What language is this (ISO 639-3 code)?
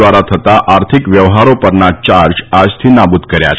guj